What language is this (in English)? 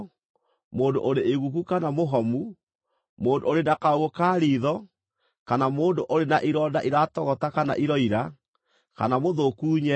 Kikuyu